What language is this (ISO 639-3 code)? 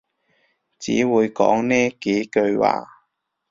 yue